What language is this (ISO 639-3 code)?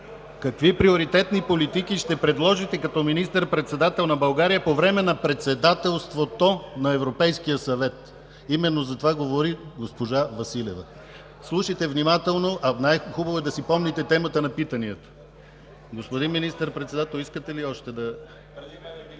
bul